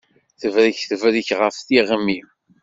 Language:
Kabyle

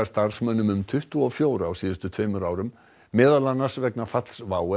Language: Icelandic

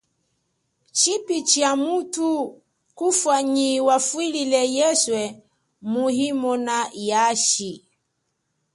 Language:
Chokwe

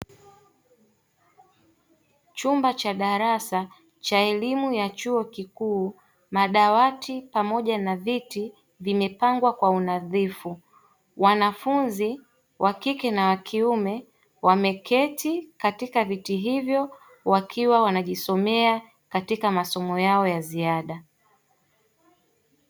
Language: Swahili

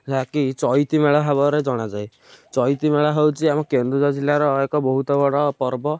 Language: Odia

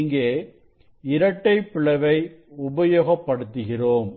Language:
Tamil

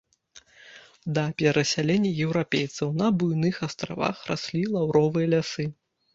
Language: Belarusian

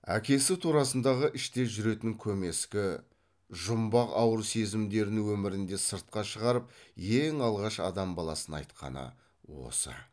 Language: Kazakh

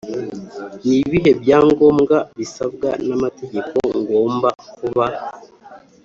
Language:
Kinyarwanda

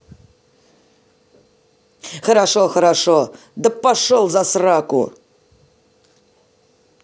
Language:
Russian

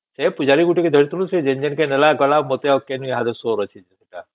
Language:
Odia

